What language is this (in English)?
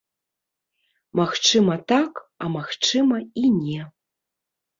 Belarusian